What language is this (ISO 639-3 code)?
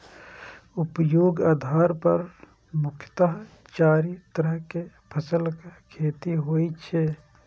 mai